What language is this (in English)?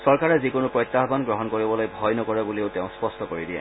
Assamese